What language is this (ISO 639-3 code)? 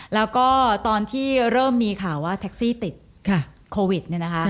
tha